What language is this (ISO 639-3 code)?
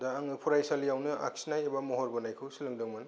brx